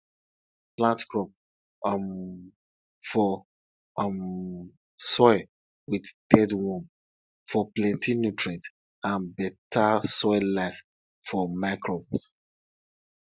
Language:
Nigerian Pidgin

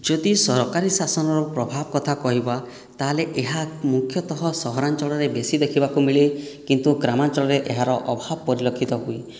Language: Odia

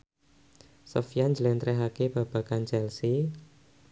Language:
Javanese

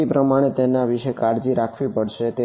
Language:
Gujarati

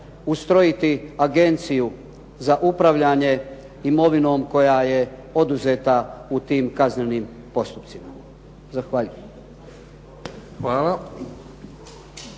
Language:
Croatian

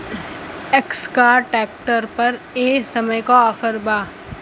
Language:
Bhojpuri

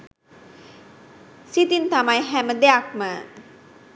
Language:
Sinhala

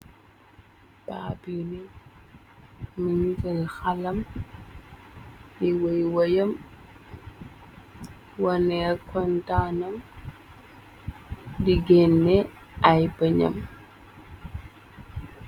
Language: Wolof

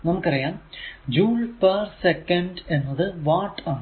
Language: Malayalam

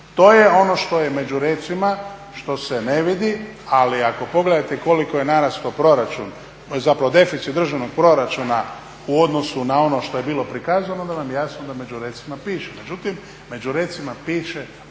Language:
Croatian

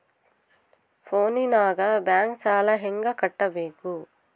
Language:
Kannada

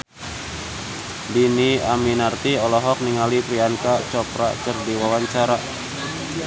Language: Sundanese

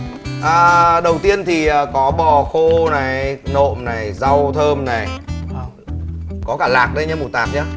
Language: Vietnamese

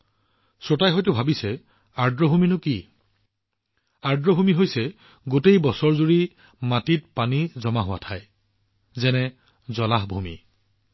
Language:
Assamese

